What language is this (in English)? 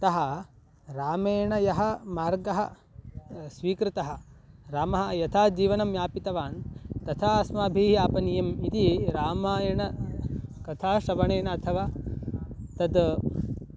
Sanskrit